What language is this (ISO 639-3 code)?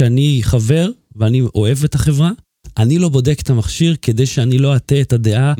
heb